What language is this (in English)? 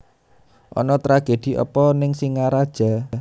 Javanese